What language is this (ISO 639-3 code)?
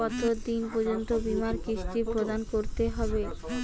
ben